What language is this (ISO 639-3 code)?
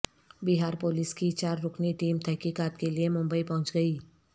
urd